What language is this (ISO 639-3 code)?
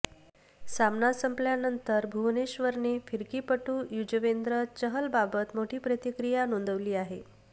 mar